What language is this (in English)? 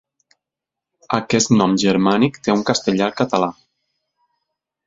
Catalan